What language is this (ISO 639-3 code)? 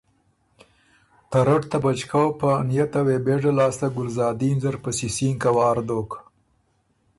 oru